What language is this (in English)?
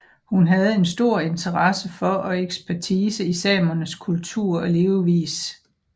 Danish